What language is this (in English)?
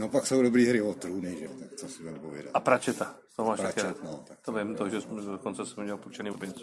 Czech